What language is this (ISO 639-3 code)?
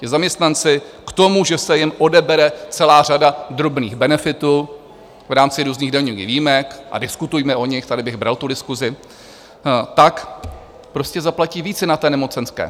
ces